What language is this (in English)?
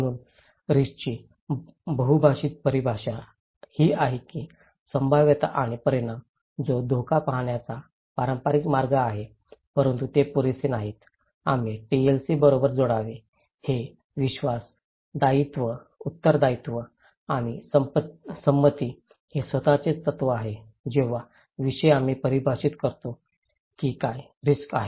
Marathi